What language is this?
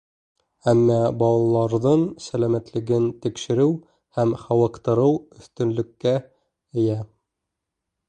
Bashkir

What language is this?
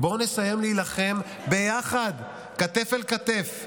Hebrew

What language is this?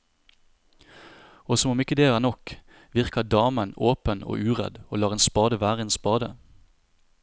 Norwegian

